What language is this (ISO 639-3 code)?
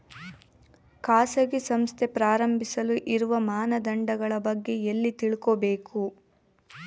kan